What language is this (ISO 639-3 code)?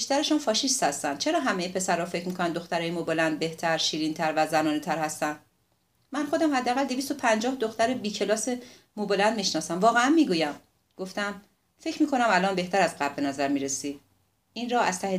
fas